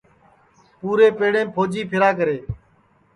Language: Sansi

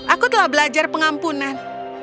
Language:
Indonesian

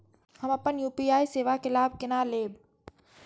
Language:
Maithili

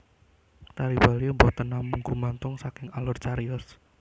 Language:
Javanese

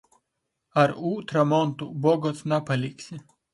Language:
Latgalian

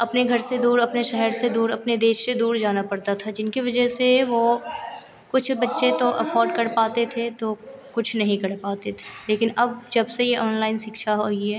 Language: Hindi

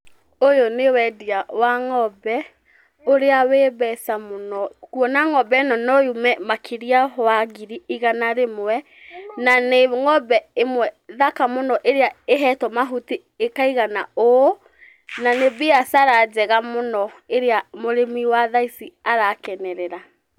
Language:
Kikuyu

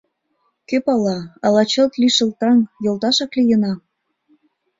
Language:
Mari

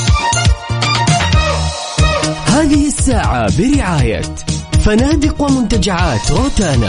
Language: Arabic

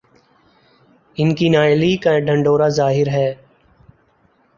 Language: Urdu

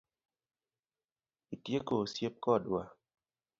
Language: Luo (Kenya and Tanzania)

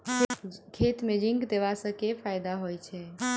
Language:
Maithili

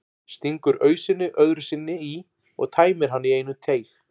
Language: Icelandic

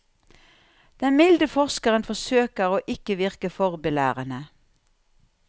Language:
Norwegian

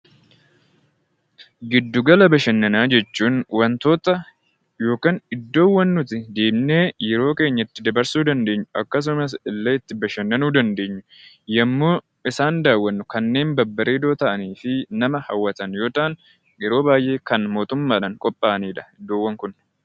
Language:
Oromo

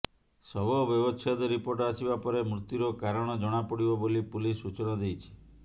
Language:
Odia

